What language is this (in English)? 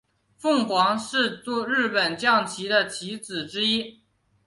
Chinese